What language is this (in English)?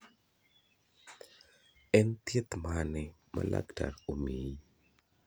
Luo (Kenya and Tanzania)